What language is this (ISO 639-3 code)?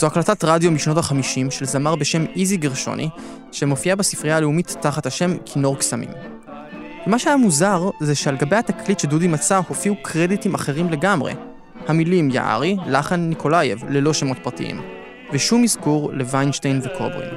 heb